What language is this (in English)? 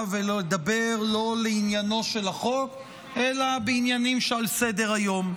Hebrew